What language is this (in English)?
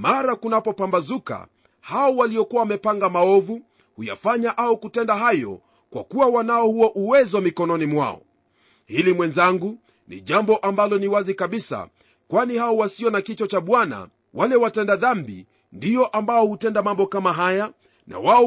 Swahili